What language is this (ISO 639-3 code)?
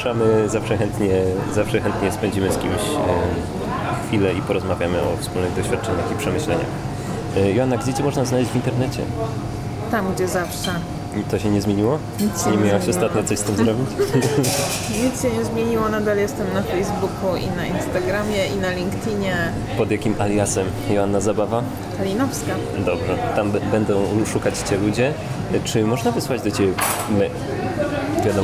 pol